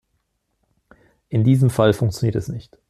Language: German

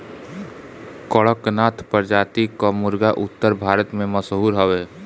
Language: Bhojpuri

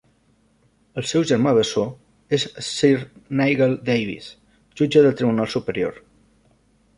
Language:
Catalan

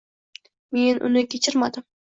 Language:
Uzbek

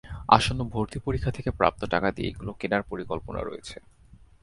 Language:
Bangla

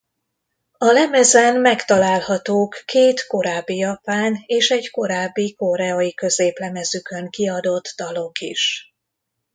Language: Hungarian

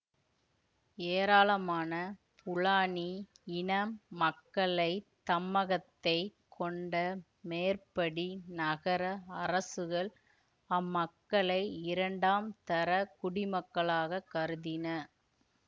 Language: Tamil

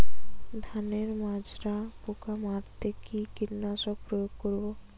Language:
Bangla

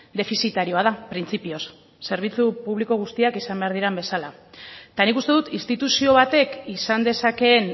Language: Basque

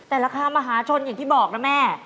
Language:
Thai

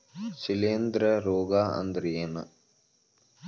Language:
Kannada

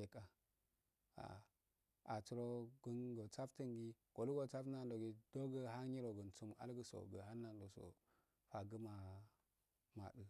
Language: Afade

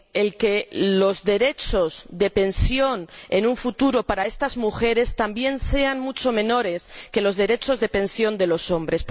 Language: Spanish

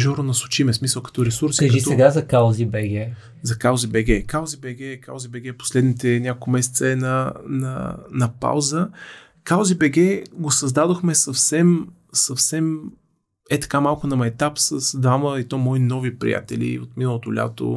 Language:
Bulgarian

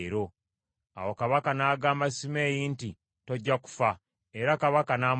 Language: Ganda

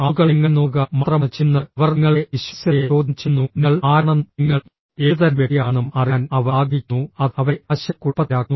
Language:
Malayalam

